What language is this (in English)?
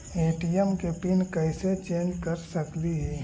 Magahi